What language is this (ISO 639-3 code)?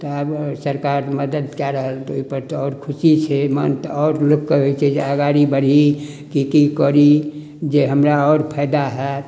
mai